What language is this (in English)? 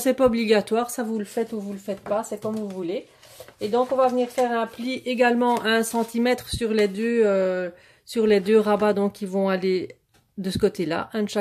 French